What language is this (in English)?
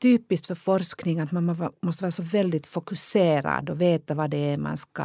Swedish